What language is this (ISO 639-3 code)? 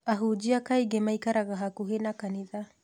kik